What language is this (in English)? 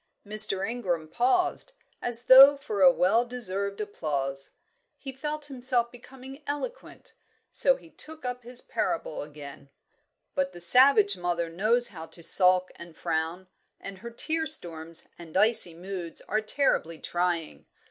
English